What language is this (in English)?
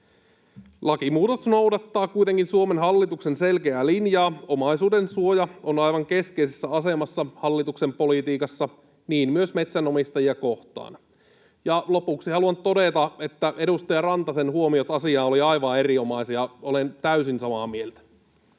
Finnish